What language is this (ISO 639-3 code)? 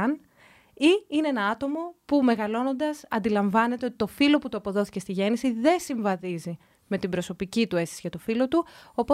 ell